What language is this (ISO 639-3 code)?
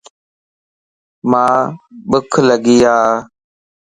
lss